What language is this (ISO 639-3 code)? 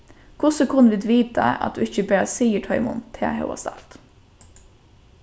fao